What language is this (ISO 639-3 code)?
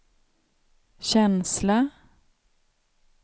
swe